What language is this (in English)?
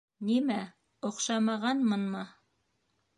Bashkir